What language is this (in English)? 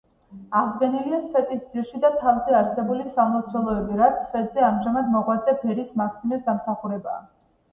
Georgian